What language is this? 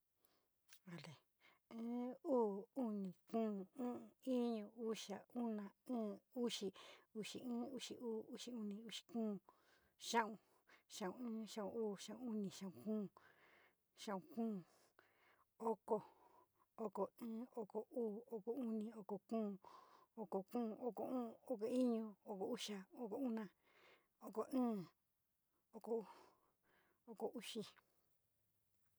San Miguel El Grande Mixtec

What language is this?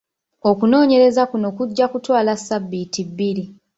Ganda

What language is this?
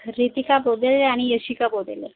Marathi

